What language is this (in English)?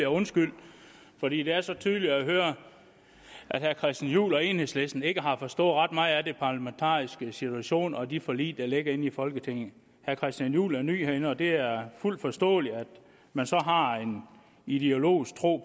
Danish